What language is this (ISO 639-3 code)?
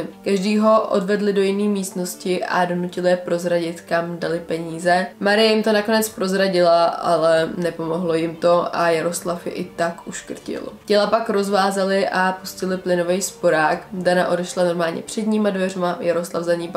ces